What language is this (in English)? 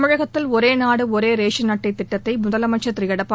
Tamil